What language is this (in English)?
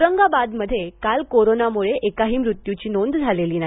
Marathi